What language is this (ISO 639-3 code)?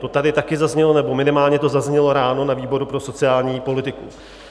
ces